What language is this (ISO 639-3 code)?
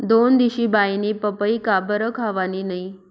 mar